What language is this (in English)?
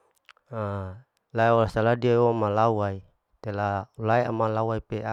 Larike-Wakasihu